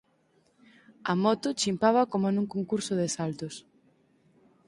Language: Galician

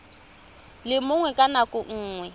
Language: Tswana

